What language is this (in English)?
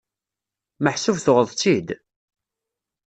Kabyle